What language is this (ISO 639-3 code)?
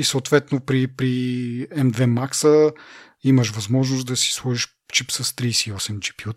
bul